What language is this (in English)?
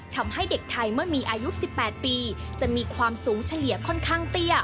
Thai